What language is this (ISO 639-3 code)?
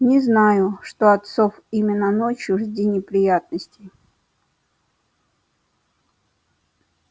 rus